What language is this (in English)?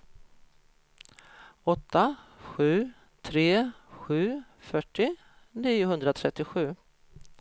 Swedish